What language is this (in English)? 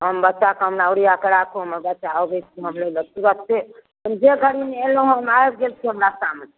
Maithili